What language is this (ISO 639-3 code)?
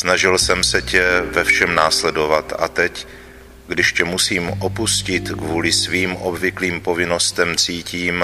ces